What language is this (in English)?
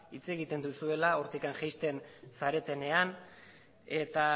Basque